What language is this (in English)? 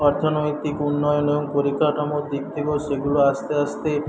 Bangla